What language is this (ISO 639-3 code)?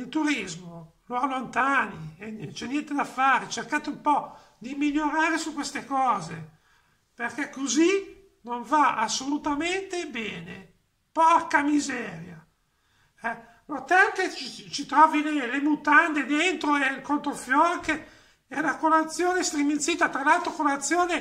ita